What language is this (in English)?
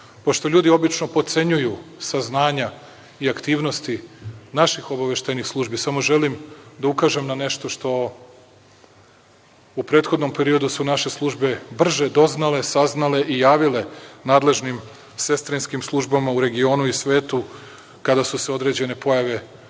Serbian